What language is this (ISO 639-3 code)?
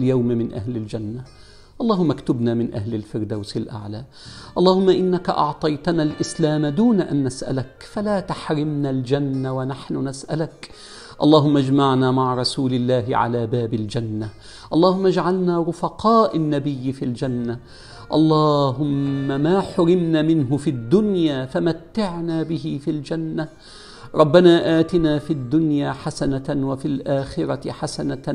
ara